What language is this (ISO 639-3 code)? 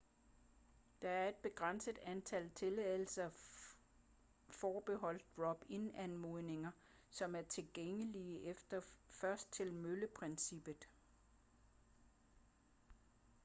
dan